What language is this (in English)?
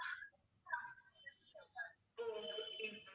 Tamil